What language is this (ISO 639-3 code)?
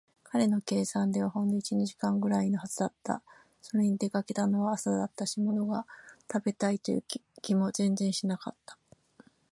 jpn